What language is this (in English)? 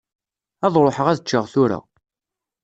Kabyle